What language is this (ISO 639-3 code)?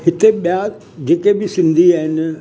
snd